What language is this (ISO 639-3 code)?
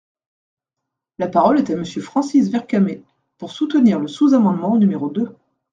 fra